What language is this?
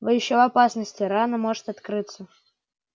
Russian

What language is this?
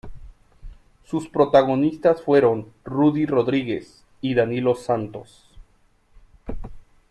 Spanish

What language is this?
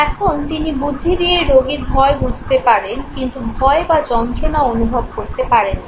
Bangla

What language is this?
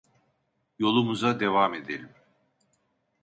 Turkish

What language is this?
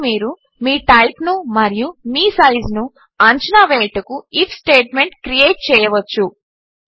Telugu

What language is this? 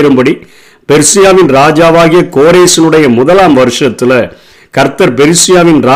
Tamil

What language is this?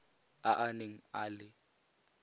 Tswana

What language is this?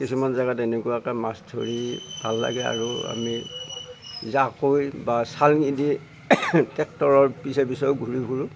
Assamese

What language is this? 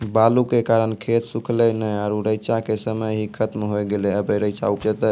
Maithili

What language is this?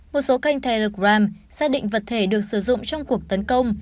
Vietnamese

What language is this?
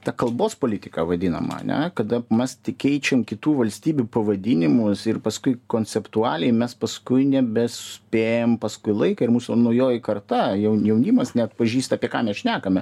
Lithuanian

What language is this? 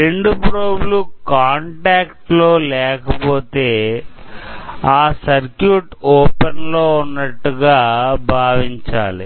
Telugu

